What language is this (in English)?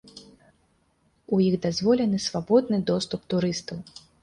Belarusian